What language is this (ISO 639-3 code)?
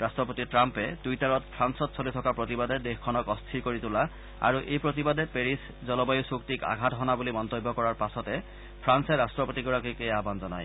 asm